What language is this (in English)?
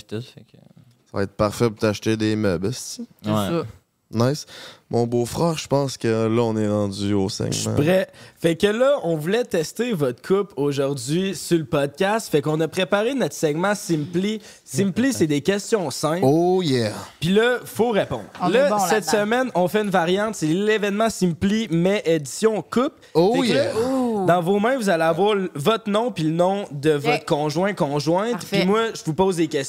French